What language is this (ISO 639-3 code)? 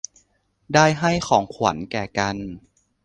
tha